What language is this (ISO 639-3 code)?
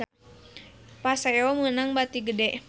sun